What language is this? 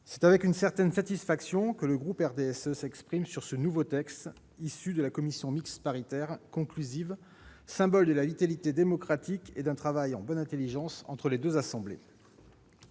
French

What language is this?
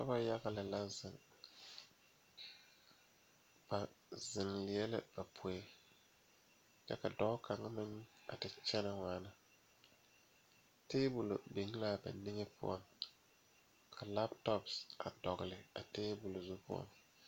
Southern Dagaare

